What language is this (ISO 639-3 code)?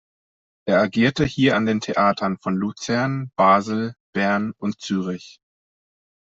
deu